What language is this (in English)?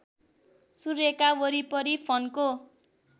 Nepali